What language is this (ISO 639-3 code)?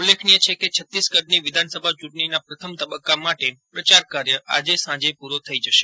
guj